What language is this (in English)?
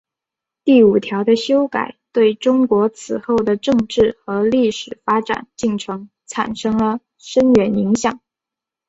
Chinese